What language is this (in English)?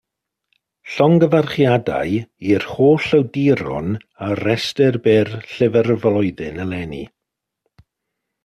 Welsh